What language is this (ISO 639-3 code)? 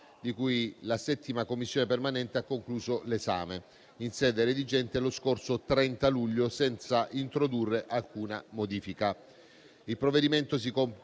ita